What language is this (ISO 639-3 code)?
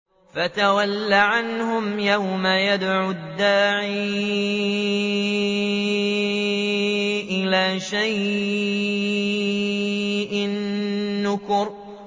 ara